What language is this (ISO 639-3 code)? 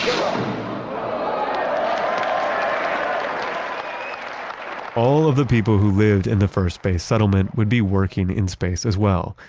eng